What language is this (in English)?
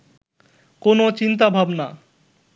Bangla